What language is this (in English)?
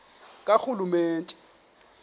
Xhosa